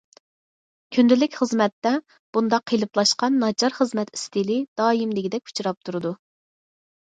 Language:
Uyghur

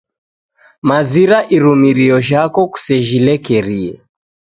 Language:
Taita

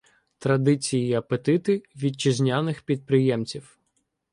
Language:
Ukrainian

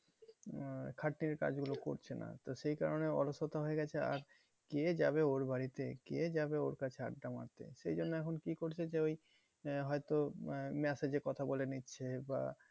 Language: Bangla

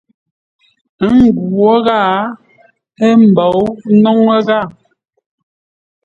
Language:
Ngombale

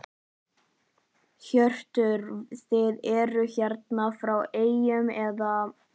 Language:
Icelandic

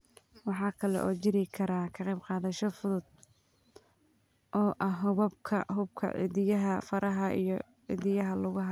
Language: Somali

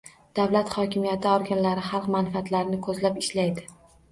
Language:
Uzbek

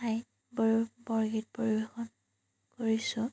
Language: Assamese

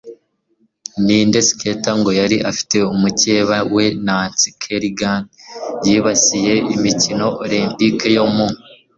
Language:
Kinyarwanda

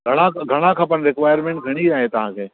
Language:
Sindhi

